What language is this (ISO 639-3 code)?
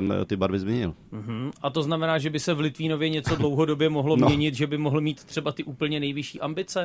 ces